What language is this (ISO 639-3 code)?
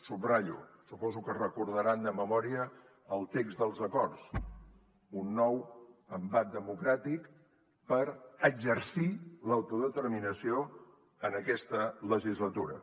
cat